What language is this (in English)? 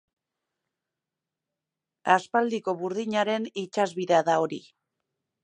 Basque